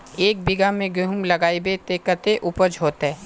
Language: Magahi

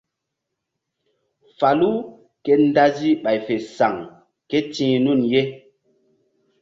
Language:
Mbum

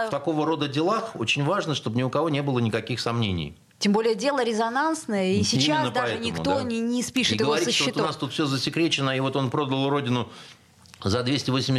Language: Russian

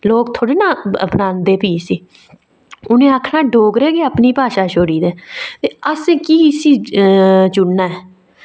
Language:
Dogri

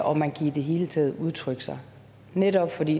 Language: Danish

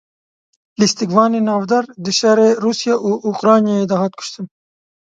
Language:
Kurdish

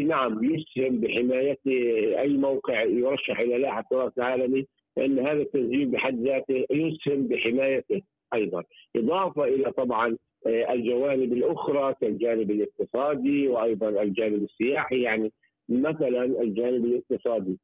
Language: Arabic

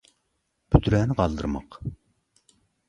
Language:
Turkmen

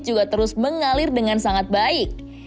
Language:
Indonesian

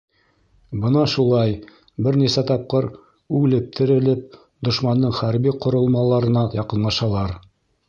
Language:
Bashkir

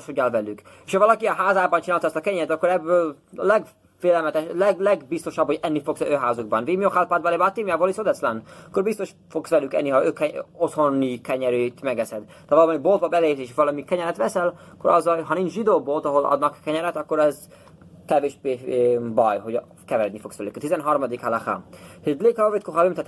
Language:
Hungarian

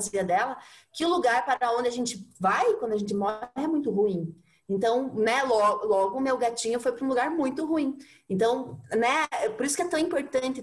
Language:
Portuguese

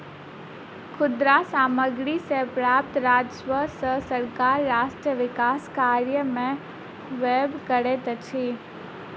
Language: Maithili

